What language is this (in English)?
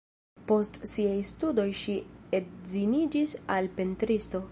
Esperanto